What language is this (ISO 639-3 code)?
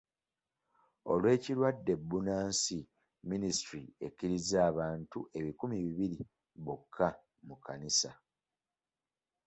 lug